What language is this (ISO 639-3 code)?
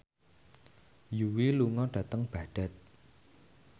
jav